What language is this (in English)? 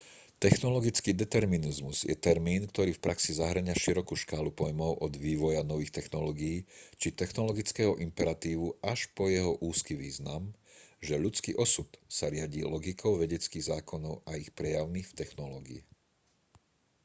Slovak